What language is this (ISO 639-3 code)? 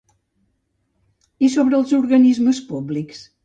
cat